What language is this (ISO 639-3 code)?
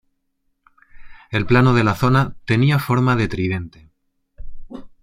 spa